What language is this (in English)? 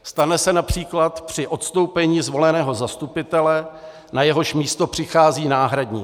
Czech